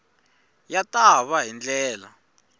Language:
Tsonga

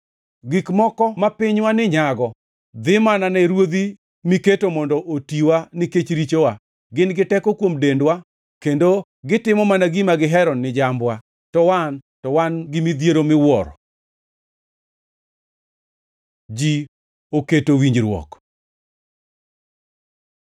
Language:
Luo (Kenya and Tanzania)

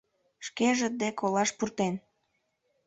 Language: Mari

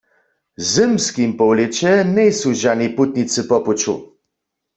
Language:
Upper Sorbian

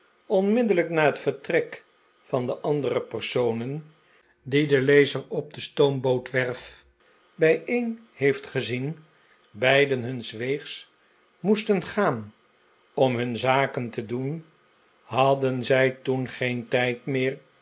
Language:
Dutch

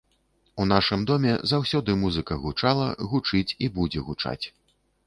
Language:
Belarusian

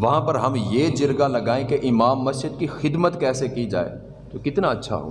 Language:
Urdu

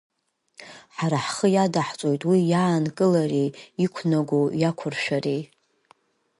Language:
Abkhazian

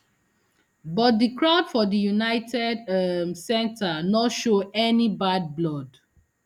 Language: Nigerian Pidgin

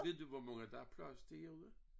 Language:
Danish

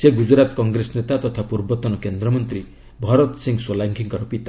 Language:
Odia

